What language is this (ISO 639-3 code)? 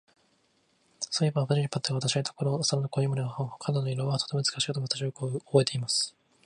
jpn